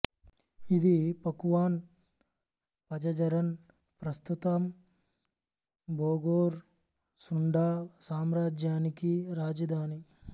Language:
Telugu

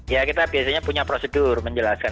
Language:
Indonesian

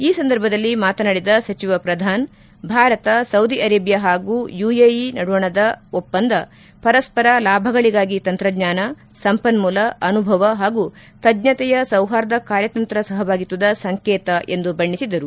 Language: Kannada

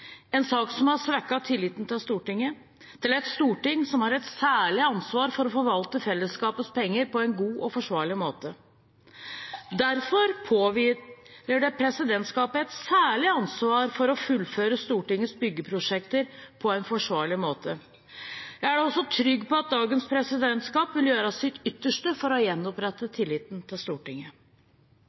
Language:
Norwegian Bokmål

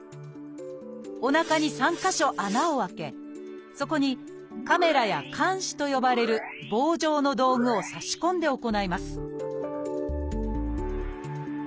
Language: Japanese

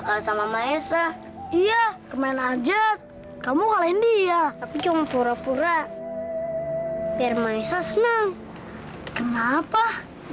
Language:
Indonesian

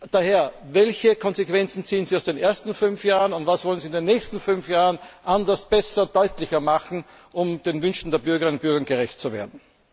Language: German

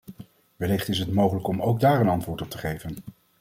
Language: Dutch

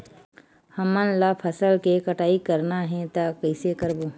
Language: Chhattisgarhi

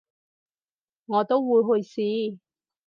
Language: Cantonese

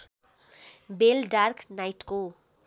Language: Nepali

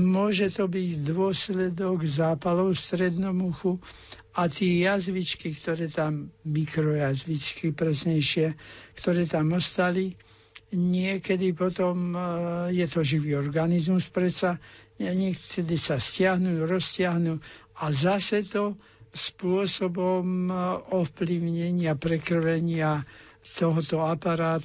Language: Slovak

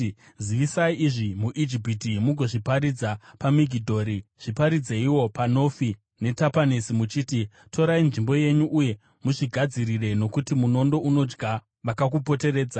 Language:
Shona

